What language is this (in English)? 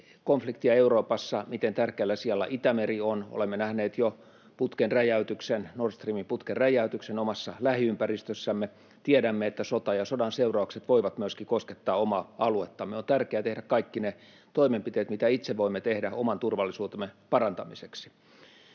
Finnish